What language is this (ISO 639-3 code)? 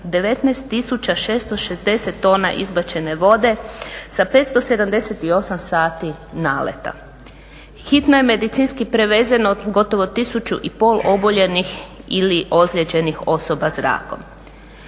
hrv